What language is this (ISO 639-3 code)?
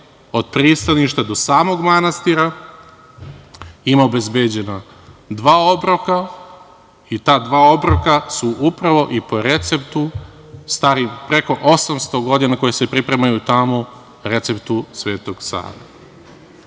srp